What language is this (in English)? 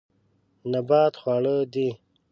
Pashto